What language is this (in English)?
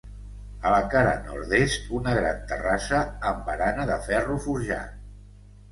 Catalan